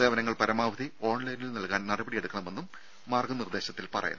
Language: Malayalam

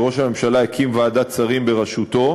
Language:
Hebrew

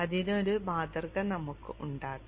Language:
Malayalam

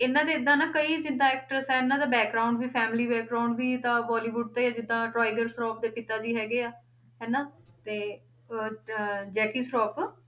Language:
Punjabi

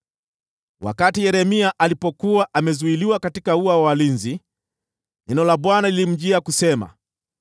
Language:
Swahili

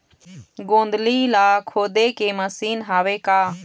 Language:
Chhattisgarhi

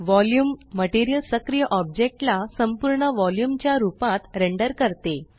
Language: Marathi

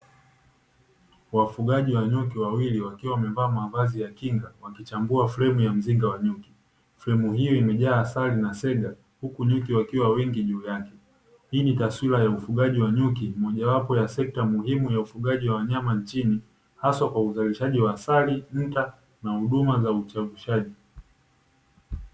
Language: Swahili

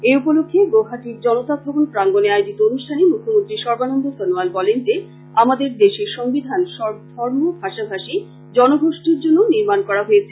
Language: Bangla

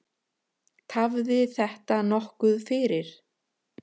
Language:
Icelandic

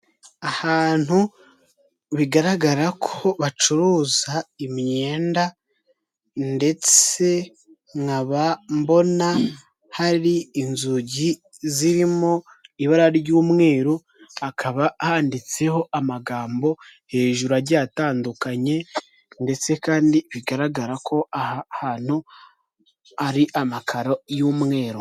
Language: Kinyarwanda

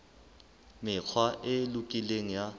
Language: Southern Sotho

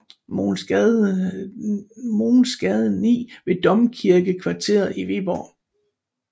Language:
Danish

